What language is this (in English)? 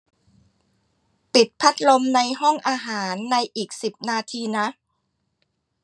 Thai